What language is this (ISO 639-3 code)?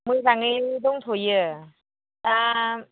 brx